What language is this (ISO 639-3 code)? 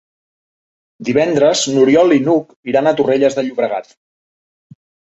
cat